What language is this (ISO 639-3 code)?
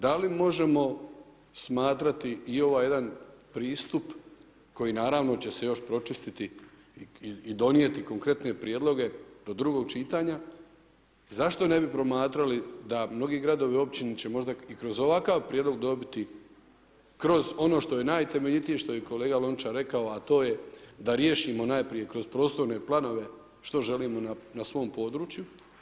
hrv